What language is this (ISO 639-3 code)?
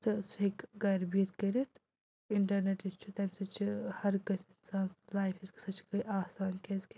kas